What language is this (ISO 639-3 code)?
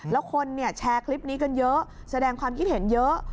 tha